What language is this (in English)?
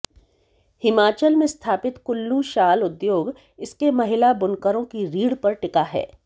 Hindi